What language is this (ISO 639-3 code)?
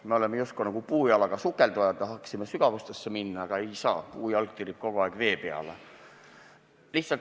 est